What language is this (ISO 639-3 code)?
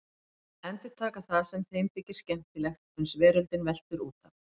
isl